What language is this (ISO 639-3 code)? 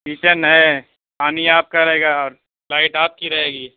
urd